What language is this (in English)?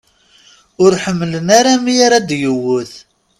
Kabyle